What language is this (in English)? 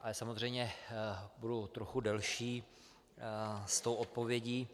Czech